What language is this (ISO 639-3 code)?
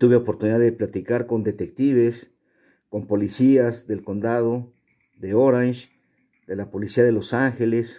spa